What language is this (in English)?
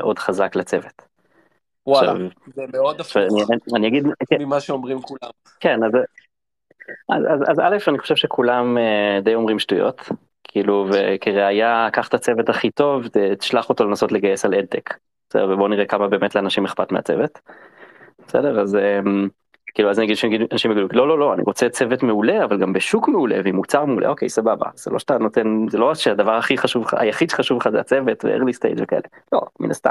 Hebrew